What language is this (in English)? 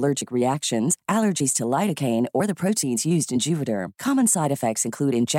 Filipino